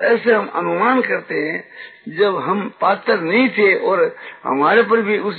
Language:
Hindi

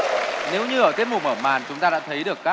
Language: Vietnamese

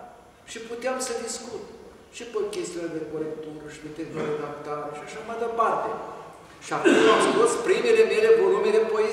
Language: Romanian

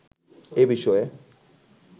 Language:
Bangla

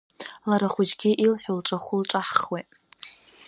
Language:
Abkhazian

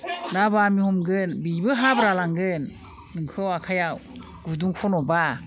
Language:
Bodo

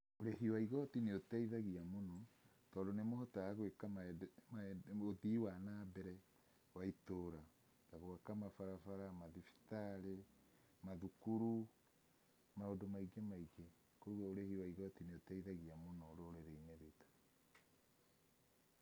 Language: Kikuyu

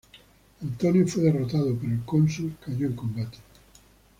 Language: Spanish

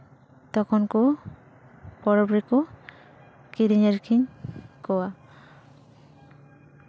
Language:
Santali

